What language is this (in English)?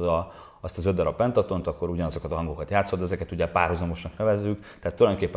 Hungarian